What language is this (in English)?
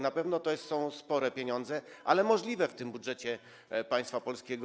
Polish